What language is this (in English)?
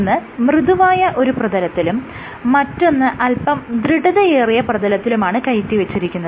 Malayalam